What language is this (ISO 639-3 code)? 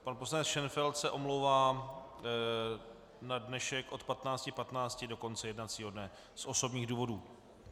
ces